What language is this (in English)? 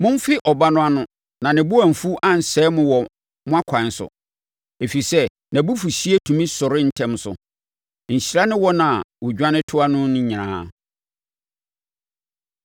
Akan